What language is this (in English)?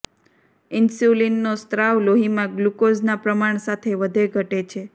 Gujarati